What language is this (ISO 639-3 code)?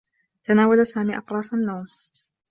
ara